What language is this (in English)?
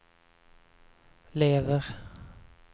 Swedish